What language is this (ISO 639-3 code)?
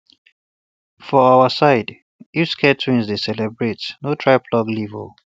pcm